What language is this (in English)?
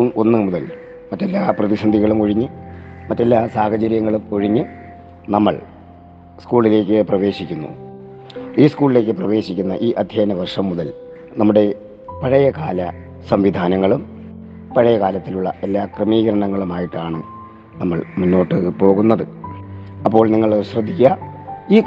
Malayalam